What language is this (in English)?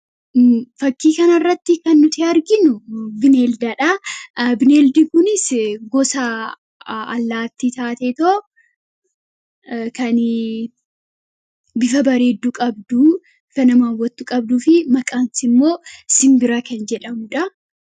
Oromo